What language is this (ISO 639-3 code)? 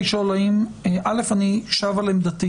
heb